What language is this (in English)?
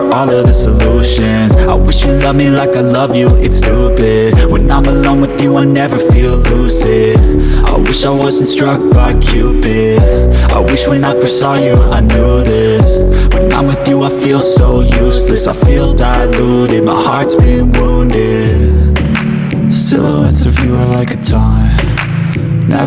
Vietnamese